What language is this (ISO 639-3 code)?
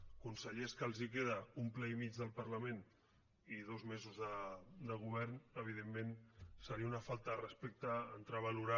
cat